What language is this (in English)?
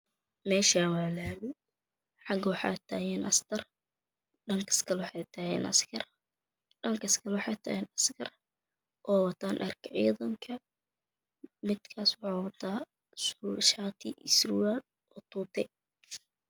Somali